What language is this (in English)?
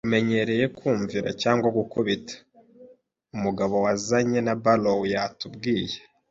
Kinyarwanda